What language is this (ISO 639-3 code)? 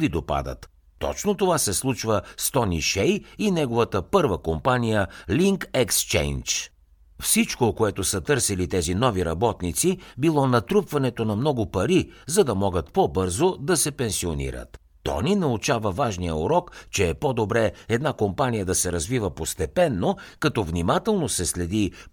bul